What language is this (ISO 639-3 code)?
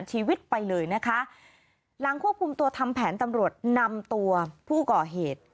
tha